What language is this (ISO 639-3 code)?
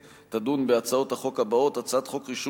heb